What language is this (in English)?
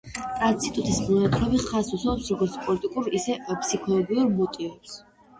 Georgian